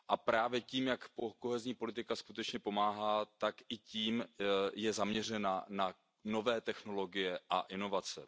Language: Czech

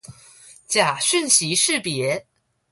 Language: Chinese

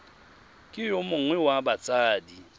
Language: Tswana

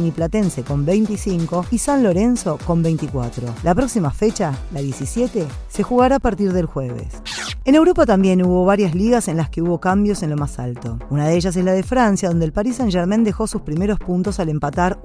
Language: Spanish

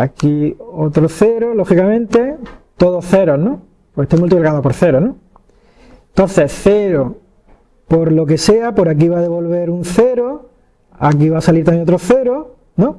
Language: Spanish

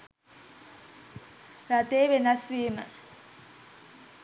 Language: Sinhala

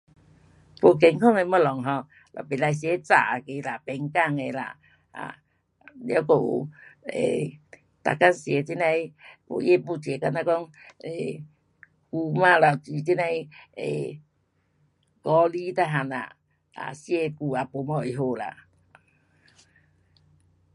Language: Pu-Xian Chinese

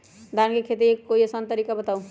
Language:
Magahi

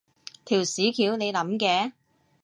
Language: Cantonese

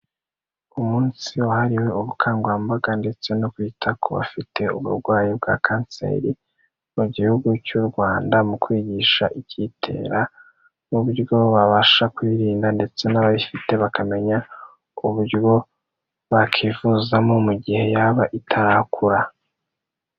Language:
Kinyarwanda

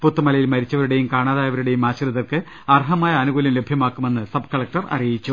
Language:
Malayalam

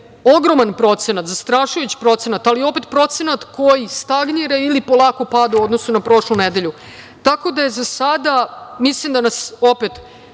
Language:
Serbian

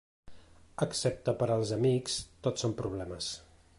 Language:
Catalan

